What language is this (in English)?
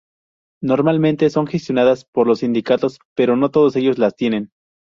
Spanish